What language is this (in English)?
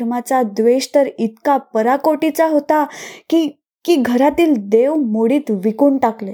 Marathi